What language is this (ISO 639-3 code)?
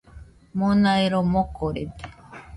hux